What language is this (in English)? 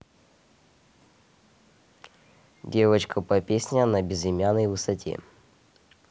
Russian